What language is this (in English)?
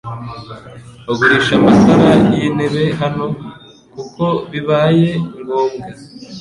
Kinyarwanda